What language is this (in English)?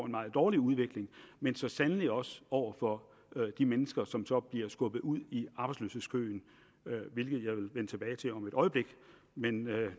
Danish